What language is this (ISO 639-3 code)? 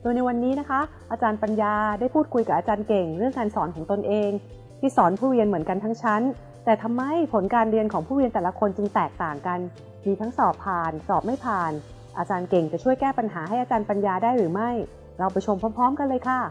tha